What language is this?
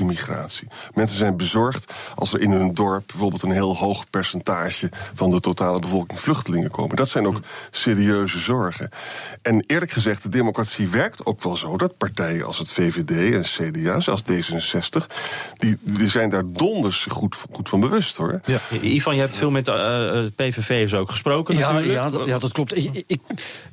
Dutch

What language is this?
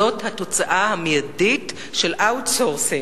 Hebrew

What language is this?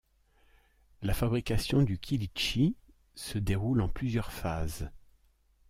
French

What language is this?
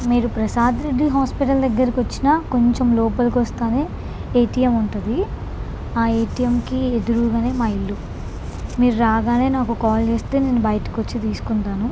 Telugu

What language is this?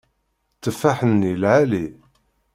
Kabyle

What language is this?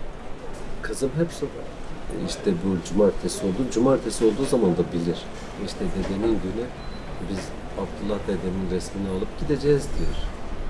Turkish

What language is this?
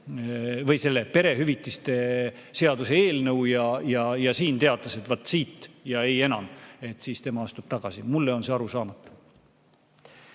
Estonian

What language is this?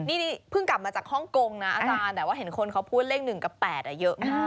Thai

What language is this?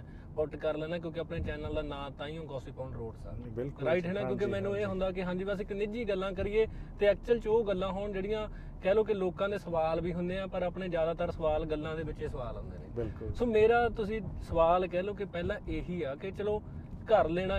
Punjabi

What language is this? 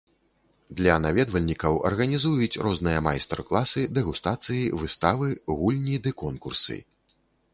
Belarusian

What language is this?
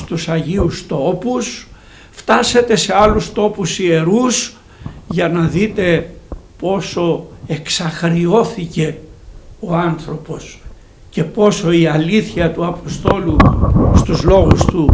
Greek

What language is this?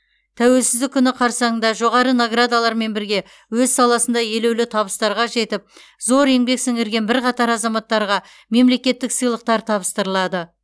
Kazakh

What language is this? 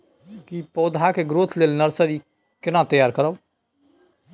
Maithili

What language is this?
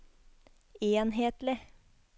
Norwegian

